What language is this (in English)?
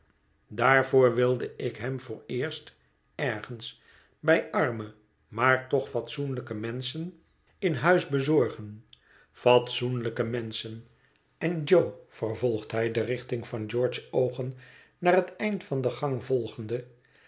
Dutch